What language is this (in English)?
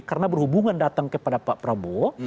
Indonesian